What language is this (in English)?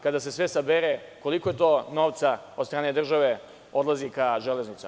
Serbian